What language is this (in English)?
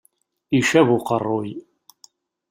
Kabyle